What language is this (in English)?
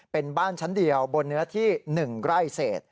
Thai